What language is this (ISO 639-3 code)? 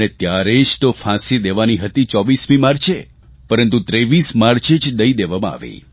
guj